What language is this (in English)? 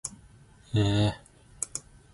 Zulu